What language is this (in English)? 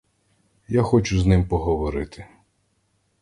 Ukrainian